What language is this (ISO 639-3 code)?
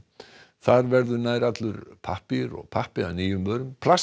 isl